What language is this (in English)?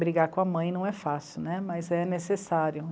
Portuguese